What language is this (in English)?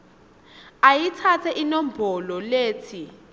Swati